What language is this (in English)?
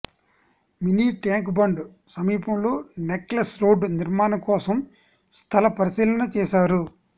Telugu